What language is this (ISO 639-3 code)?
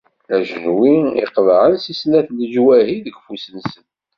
kab